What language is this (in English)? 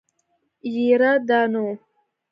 Pashto